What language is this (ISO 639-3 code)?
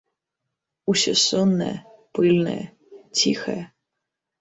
bel